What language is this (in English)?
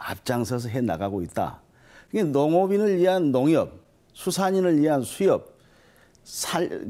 Korean